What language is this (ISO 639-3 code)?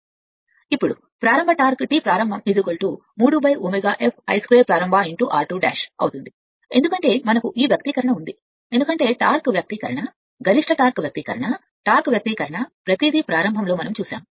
tel